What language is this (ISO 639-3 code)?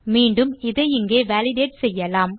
tam